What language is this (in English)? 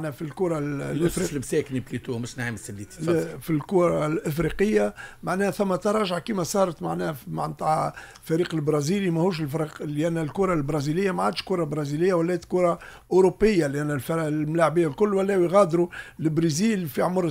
Arabic